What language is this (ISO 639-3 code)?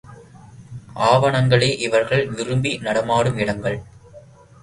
tam